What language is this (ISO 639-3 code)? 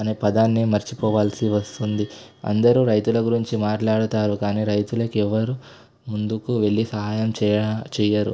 tel